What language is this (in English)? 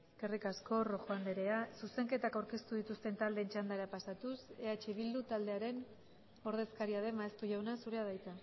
Basque